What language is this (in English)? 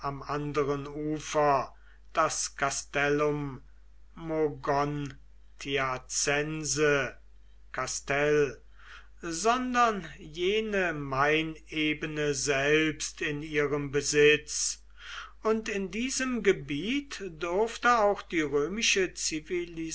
German